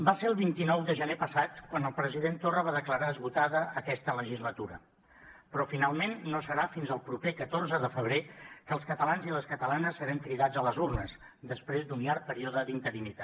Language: Catalan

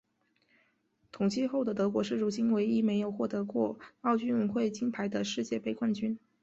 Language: Chinese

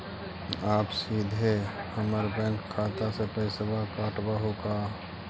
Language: Magahi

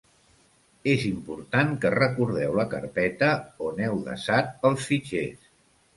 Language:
Catalan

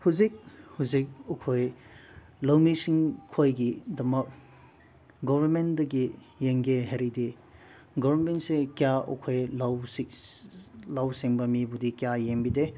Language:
Manipuri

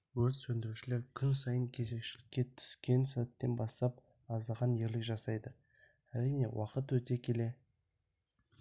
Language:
Kazakh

